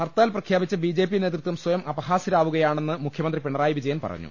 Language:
Malayalam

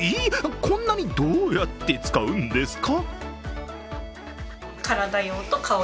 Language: Japanese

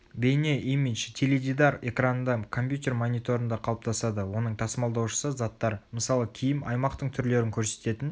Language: Kazakh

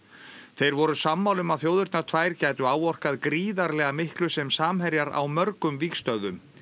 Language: Icelandic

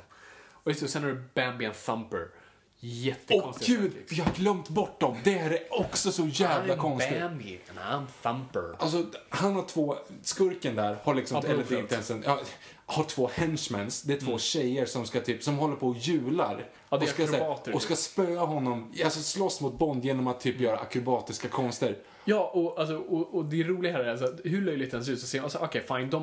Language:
Swedish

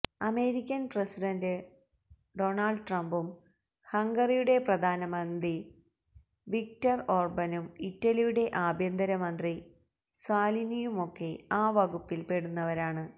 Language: Malayalam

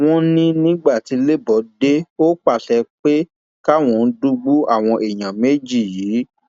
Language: Yoruba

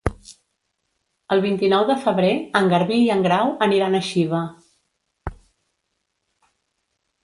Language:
Catalan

